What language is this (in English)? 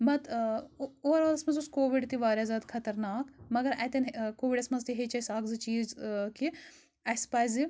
Kashmiri